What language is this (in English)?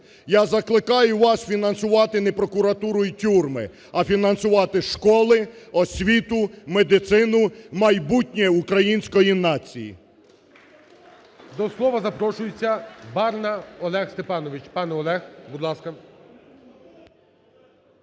Ukrainian